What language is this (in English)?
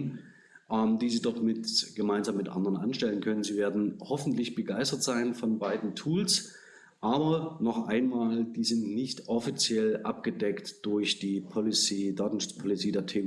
German